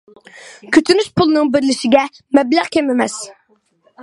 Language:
Uyghur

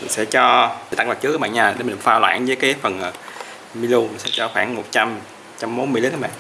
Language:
Vietnamese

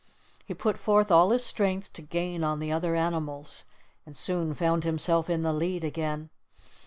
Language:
English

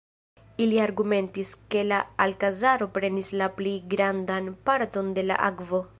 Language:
Esperanto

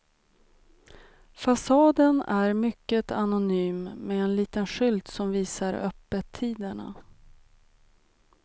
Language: Swedish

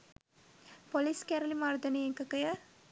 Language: Sinhala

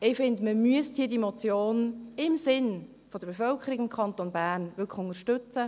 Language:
Swiss German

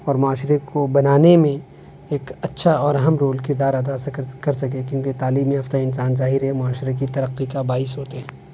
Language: Urdu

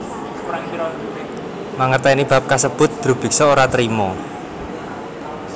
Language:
Javanese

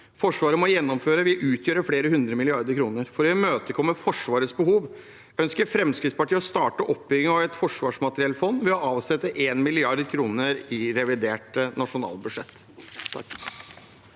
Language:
Norwegian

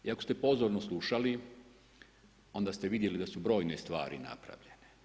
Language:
Croatian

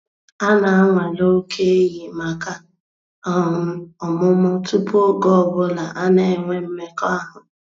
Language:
Igbo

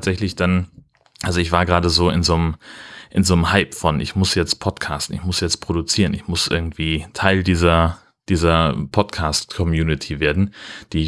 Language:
German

